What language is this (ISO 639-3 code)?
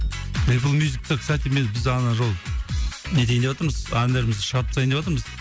kaz